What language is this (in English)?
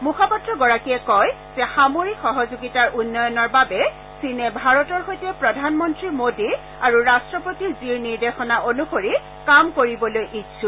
Assamese